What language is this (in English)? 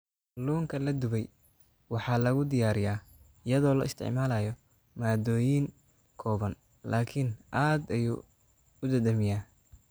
Somali